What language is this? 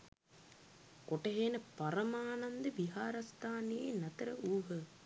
Sinhala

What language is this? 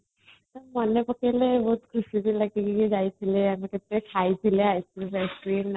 Odia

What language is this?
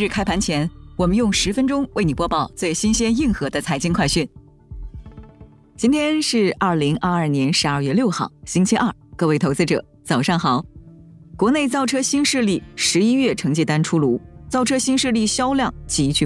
Chinese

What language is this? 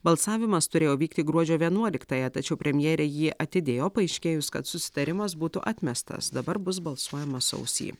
Lithuanian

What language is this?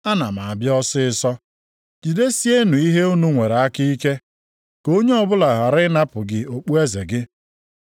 Igbo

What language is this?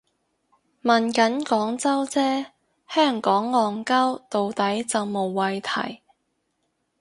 Cantonese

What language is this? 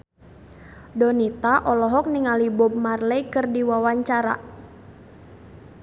Sundanese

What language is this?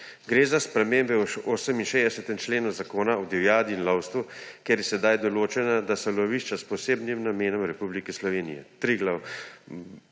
Slovenian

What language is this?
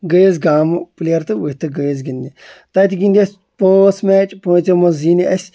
Kashmiri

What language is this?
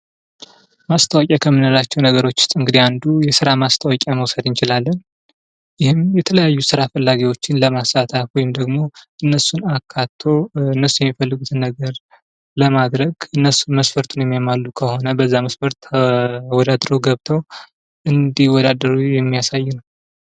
Amharic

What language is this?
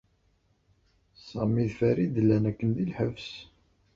Kabyle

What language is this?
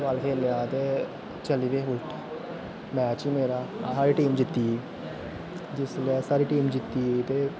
Dogri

